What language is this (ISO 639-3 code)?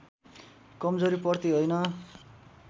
nep